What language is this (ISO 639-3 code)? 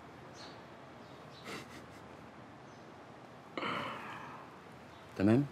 ara